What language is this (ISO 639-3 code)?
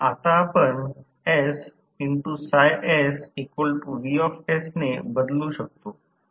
mar